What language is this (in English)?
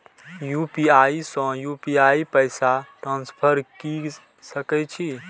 Maithili